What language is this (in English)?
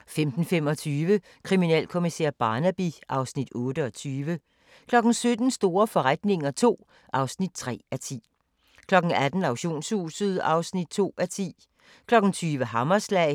Danish